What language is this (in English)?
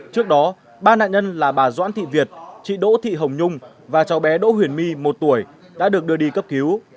Vietnamese